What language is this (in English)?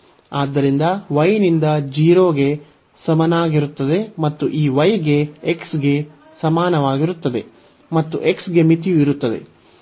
Kannada